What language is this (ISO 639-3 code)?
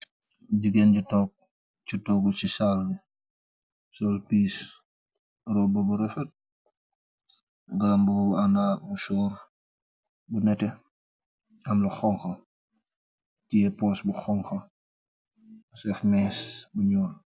wol